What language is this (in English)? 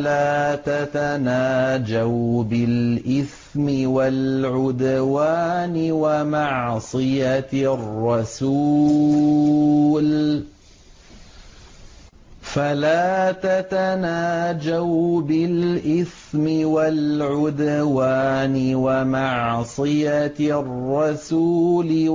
Arabic